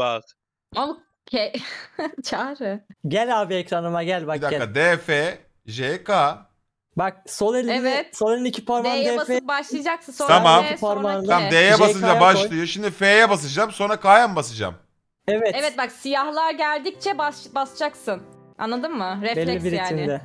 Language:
Turkish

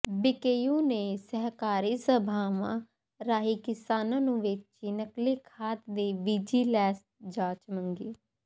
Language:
Punjabi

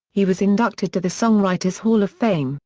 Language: English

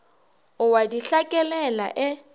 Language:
Northern Sotho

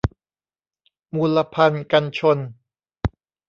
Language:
Thai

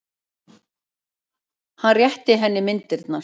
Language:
Icelandic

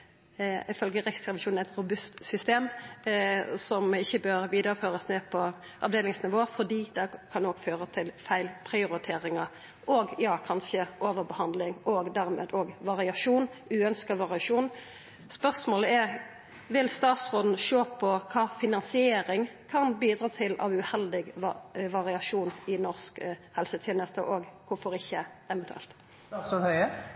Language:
Norwegian Nynorsk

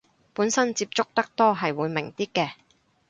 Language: Cantonese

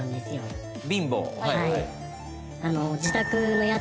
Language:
Japanese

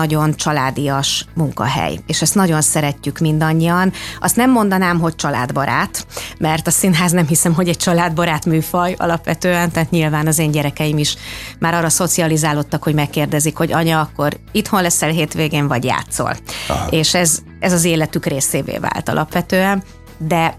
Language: Hungarian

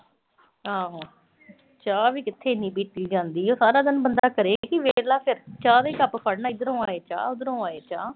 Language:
Punjabi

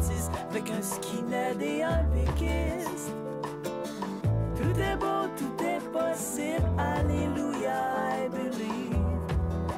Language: French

